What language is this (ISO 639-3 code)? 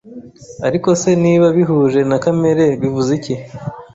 kin